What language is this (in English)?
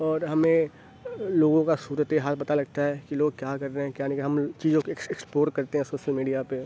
Urdu